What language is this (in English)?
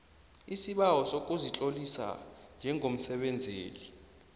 South Ndebele